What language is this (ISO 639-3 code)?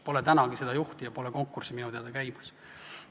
est